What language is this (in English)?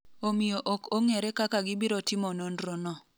Luo (Kenya and Tanzania)